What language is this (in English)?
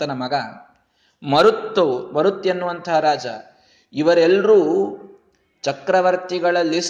Kannada